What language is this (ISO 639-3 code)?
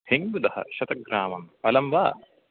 san